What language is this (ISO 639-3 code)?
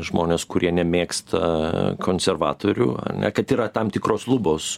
lit